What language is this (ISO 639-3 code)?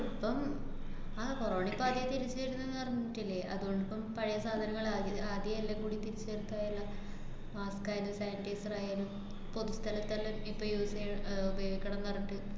mal